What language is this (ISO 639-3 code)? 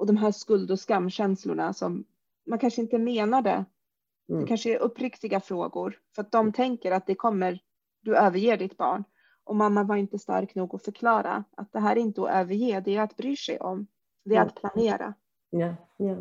swe